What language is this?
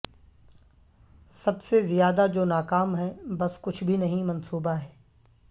Urdu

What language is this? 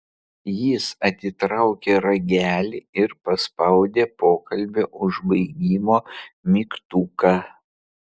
Lithuanian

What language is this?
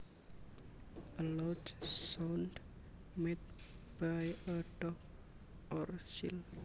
Javanese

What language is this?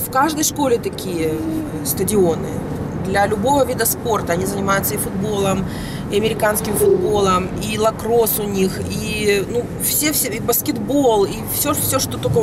Russian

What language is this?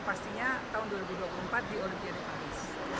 Indonesian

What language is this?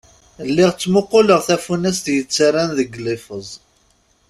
Kabyle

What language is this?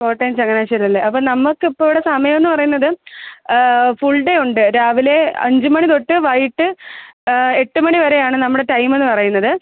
Malayalam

